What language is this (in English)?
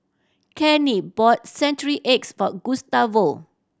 English